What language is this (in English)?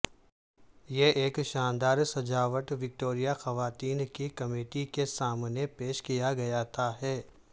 Urdu